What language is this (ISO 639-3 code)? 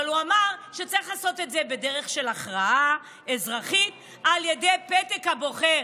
heb